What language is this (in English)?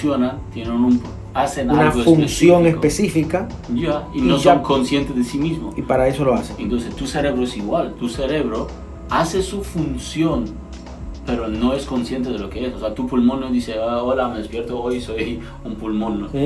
Spanish